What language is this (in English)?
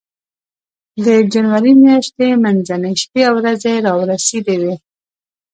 Pashto